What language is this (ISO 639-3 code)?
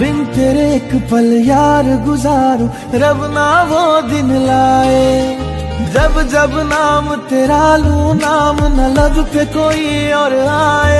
ron